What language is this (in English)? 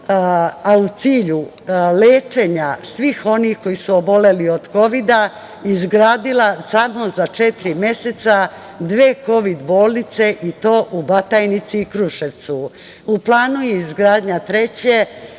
Serbian